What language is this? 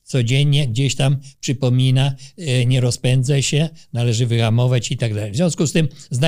Polish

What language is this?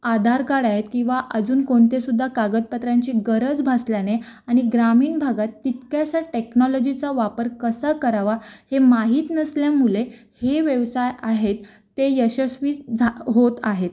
Marathi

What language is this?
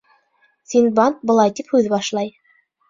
Bashkir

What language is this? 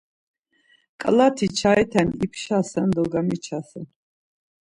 Laz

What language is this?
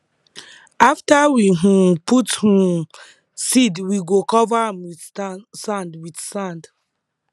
Nigerian Pidgin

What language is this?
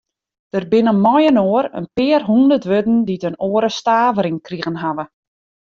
Western Frisian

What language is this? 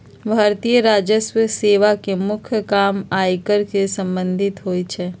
Magahi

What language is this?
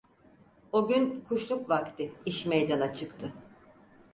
Turkish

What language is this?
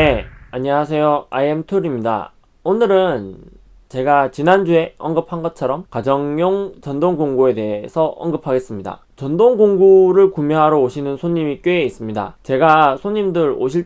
Korean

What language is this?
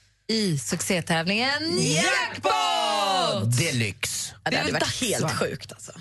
Swedish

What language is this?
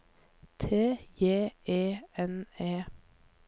Norwegian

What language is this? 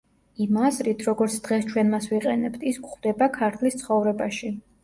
Georgian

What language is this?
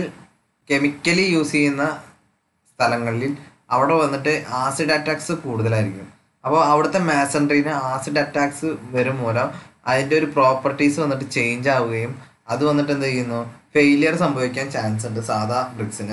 Thai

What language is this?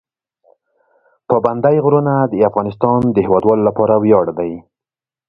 Pashto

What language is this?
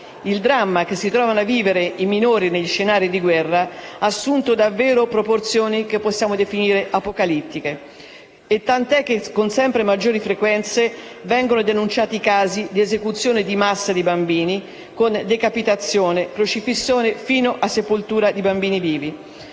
Italian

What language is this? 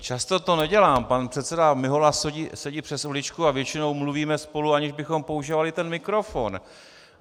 Czech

